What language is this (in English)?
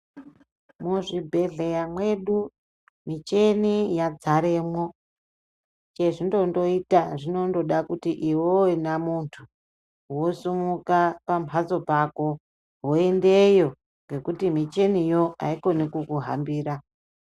Ndau